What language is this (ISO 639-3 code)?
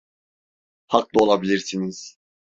tur